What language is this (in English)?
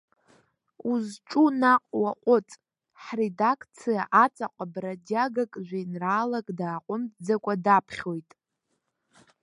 Abkhazian